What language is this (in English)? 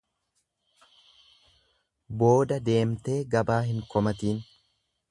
Oromo